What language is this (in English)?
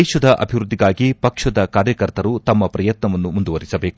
Kannada